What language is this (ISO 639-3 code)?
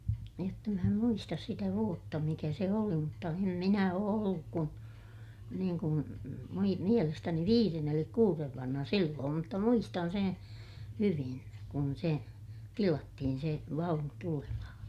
fin